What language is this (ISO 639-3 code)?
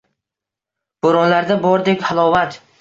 uzb